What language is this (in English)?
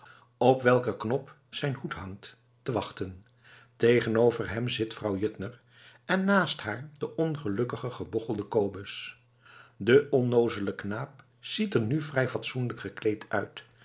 Dutch